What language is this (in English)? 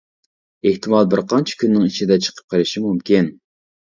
Uyghur